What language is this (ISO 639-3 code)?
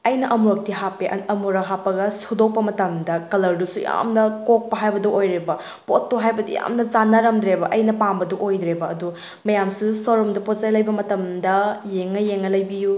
mni